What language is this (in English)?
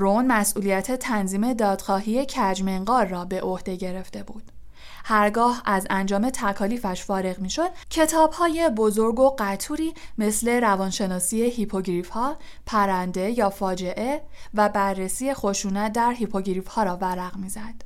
Persian